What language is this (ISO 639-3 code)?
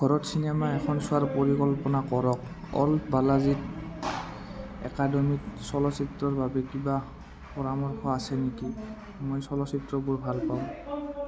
asm